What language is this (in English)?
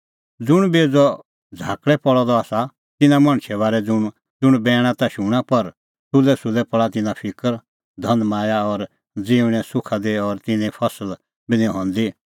Kullu Pahari